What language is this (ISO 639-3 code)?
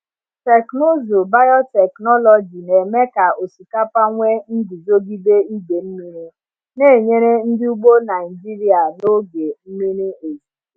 ibo